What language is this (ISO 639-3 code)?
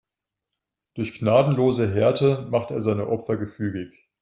deu